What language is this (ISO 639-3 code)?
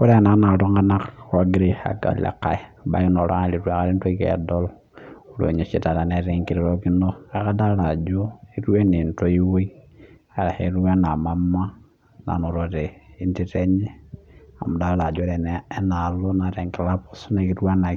mas